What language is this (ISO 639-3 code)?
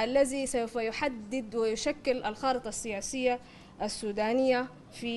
ara